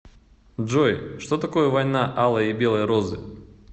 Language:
Russian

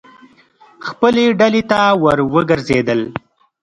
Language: Pashto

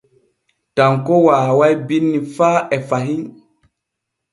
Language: Borgu Fulfulde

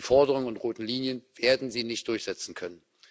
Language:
German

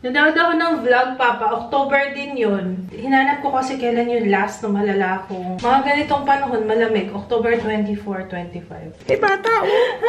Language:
Filipino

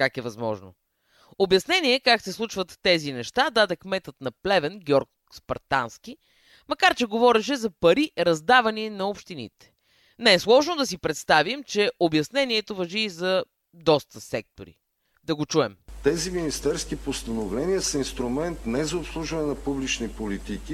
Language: Bulgarian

